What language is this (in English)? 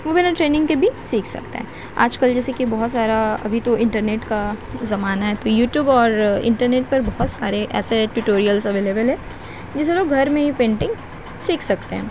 Urdu